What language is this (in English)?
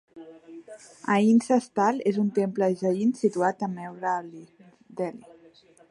Catalan